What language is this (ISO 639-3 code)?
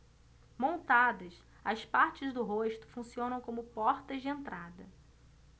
por